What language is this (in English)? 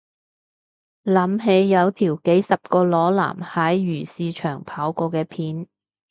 Cantonese